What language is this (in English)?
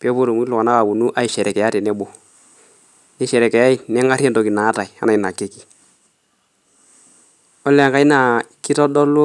Masai